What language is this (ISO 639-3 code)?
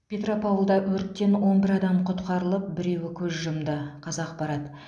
kaz